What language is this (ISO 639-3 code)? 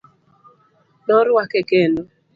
luo